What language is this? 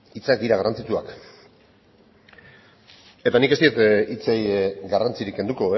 Basque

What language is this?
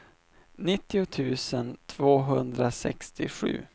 Swedish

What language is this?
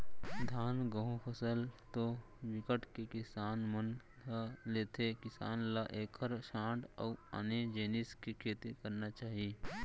Chhattisgarhi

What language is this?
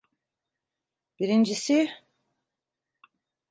Turkish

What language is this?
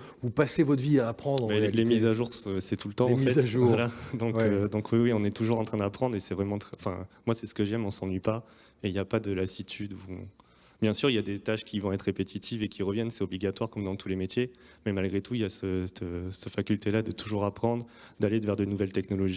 French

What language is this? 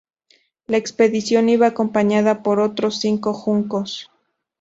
Spanish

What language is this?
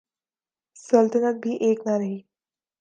Urdu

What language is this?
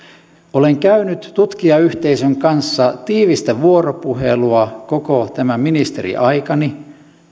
Finnish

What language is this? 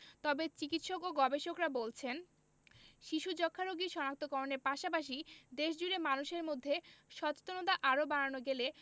Bangla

